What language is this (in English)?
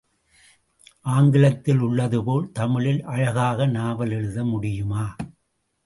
Tamil